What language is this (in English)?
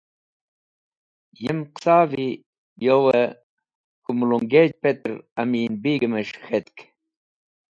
Wakhi